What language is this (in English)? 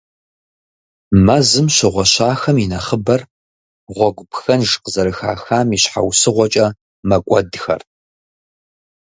Kabardian